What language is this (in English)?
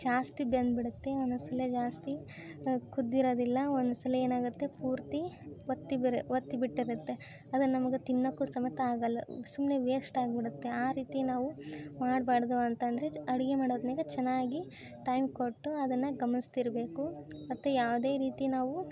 Kannada